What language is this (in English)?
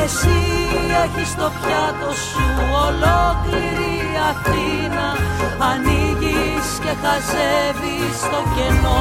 Greek